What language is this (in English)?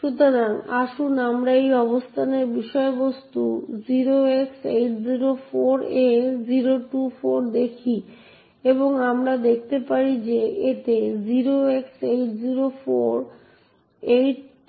Bangla